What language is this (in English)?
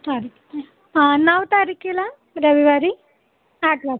Marathi